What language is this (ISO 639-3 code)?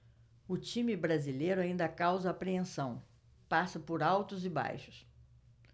por